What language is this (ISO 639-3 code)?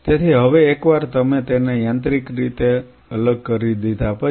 guj